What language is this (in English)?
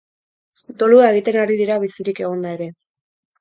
Basque